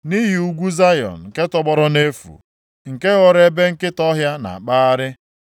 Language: Igbo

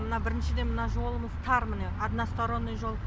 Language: Kazakh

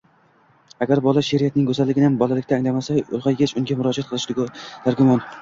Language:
Uzbek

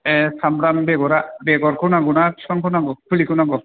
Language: Bodo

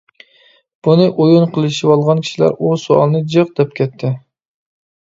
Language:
Uyghur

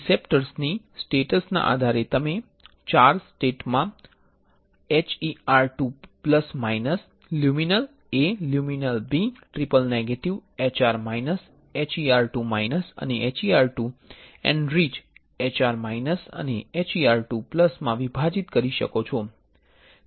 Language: Gujarati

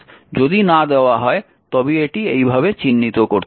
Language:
Bangla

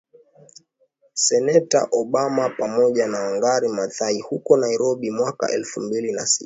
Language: Swahili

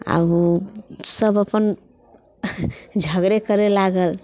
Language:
Maithili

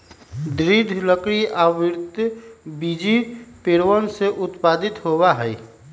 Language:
Magahi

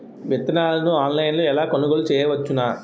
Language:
Telugu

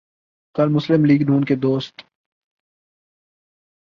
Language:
Urdu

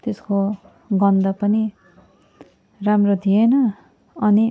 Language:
Nepali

